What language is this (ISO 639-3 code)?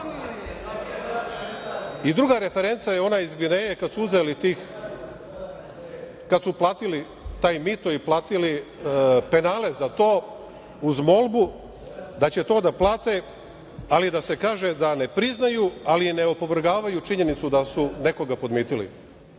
srp